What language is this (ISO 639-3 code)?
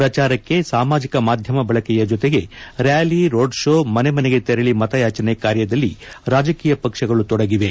kan